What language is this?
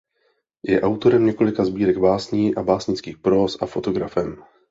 Czech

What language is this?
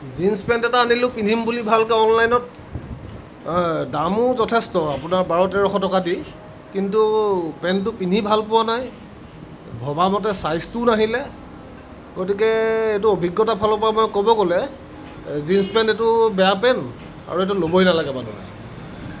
Assamese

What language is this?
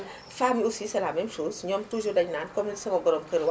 Wolof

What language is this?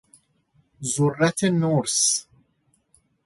Persian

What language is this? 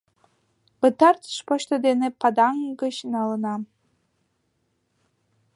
Mari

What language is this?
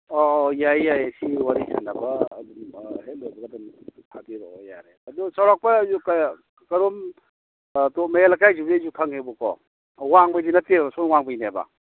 Manipuri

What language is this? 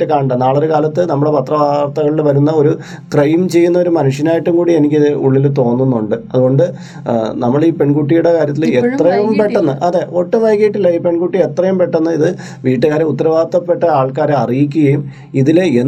Malayalam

